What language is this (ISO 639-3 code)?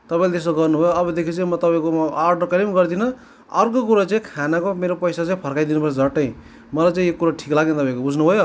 nep